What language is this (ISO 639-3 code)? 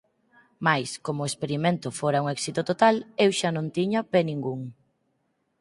glg